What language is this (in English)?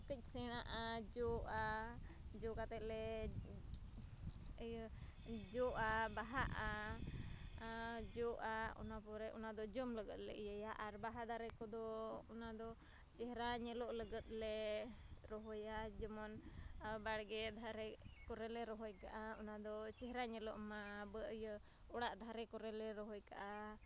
Santali